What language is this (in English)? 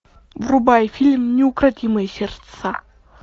Russian